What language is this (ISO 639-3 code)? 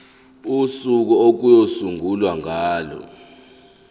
zul